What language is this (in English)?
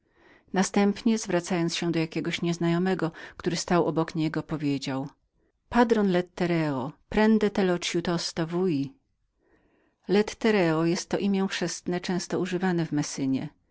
Polish